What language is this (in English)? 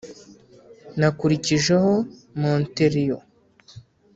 Kinyarwanda